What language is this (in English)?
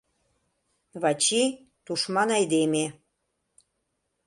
Mari